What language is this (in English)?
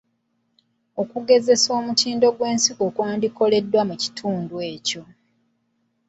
Ganda